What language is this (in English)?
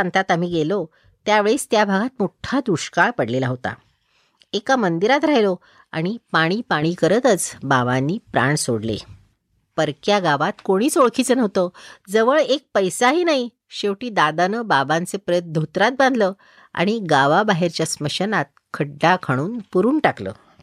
Marathi